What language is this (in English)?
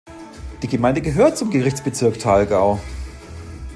German